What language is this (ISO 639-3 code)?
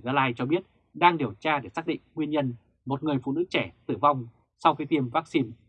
vie